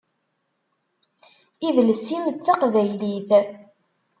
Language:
Kabyle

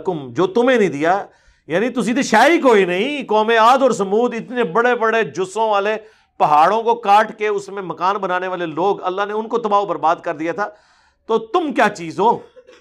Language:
Urdu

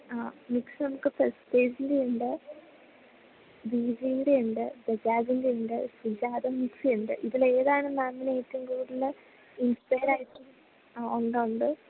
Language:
Malayalam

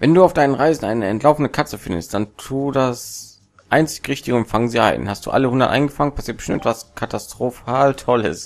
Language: German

